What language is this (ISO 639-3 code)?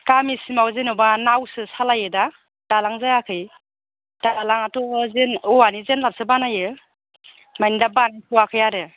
brx